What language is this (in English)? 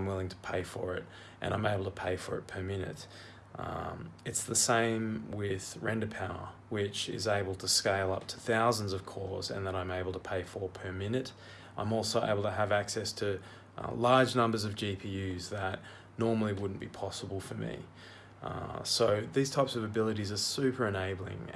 English